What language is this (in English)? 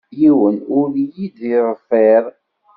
Kabyle